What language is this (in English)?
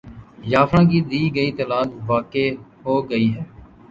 Urdu